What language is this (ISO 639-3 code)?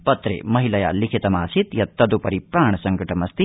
san